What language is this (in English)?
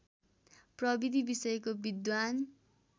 Nepali